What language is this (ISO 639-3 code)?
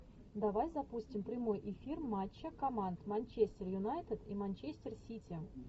rus